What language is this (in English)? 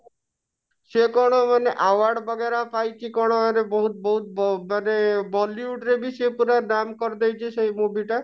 Odia